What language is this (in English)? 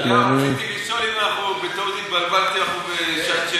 Hebrew